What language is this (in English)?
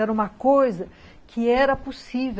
Portuguese